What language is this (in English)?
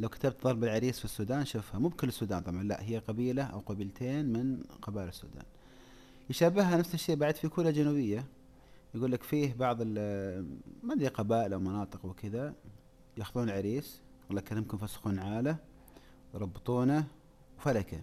Arabic